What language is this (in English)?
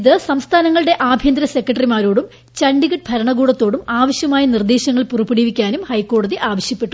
Malayalam